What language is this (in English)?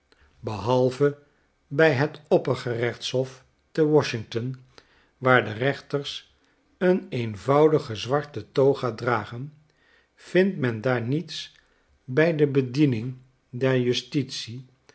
Dutch